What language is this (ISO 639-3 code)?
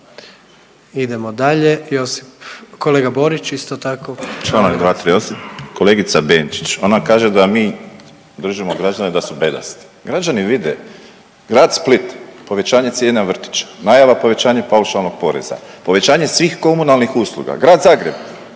hrv